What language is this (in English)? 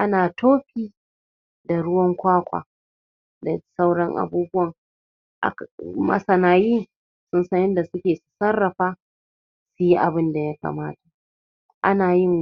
Hausa